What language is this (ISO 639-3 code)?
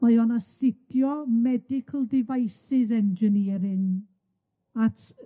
cym